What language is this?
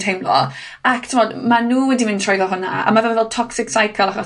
Welsh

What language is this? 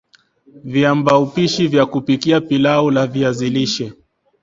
Swahili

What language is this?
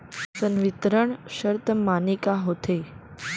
Chhattisgarhi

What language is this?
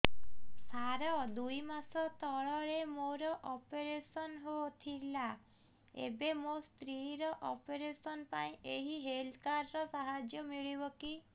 Odia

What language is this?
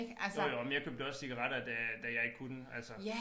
Danish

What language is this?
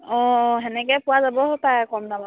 Assamese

